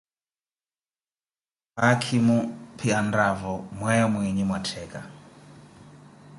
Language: Koti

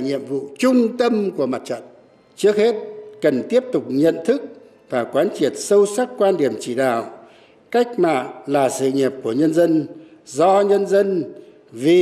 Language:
Vietnamese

